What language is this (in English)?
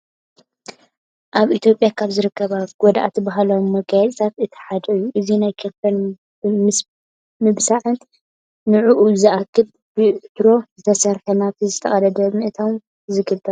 Tigrinya